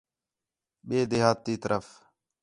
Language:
Khetrani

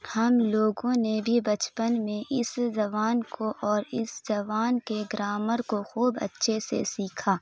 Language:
Urdu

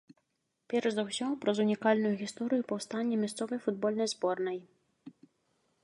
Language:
Belarusian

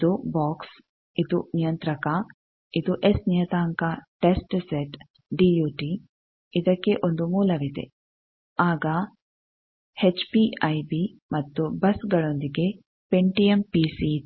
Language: Kannada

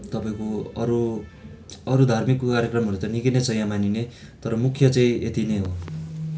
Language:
Nepali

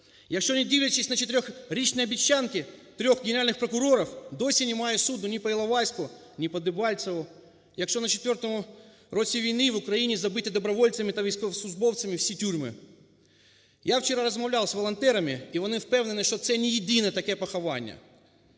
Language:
Ukrainian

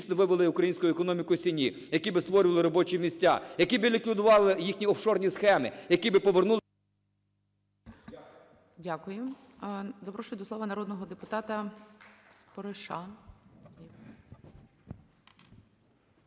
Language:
Ukrainian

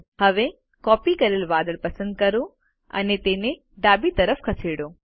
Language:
Gujarati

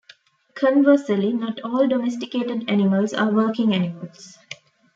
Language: English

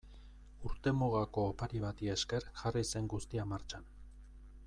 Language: Basque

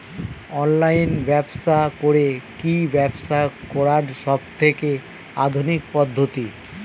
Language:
Bangla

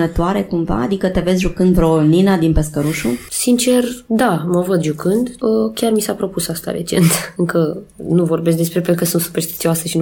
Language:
Romanian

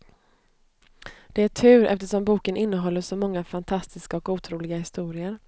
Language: Swedish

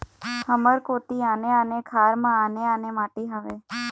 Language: Chhattisgarhi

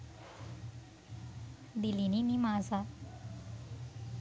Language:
Sinhala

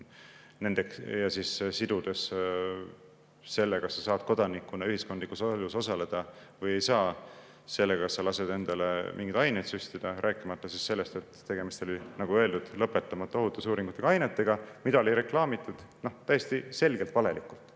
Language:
Estonian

